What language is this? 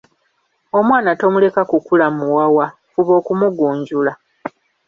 Ganda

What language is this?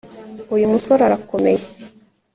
Kinyarwanda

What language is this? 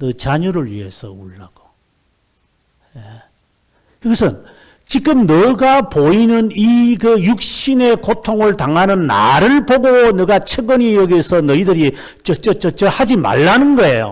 Korean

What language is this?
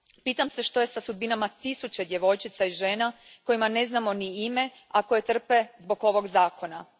Croatian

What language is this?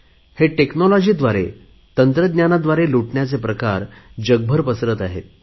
Marathi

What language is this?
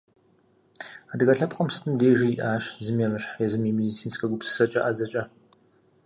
Kabardian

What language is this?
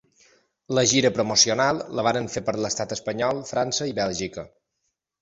Catalan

